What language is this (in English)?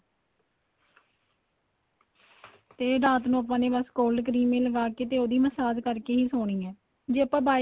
Punjabi